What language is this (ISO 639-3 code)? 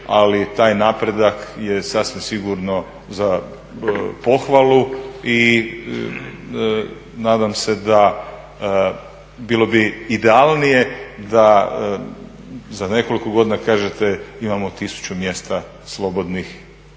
hrv